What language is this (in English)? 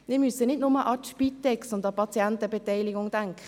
Swiss German